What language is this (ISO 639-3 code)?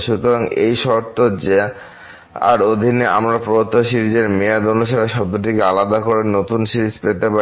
ben